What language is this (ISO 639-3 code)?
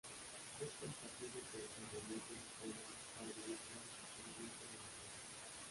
spa